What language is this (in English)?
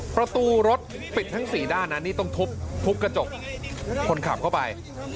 Thai